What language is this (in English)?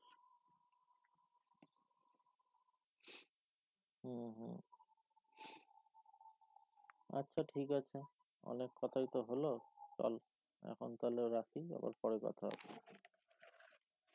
Bangla